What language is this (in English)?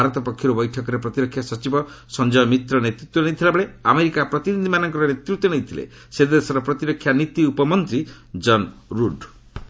Odia